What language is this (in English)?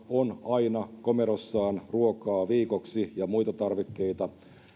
Finnish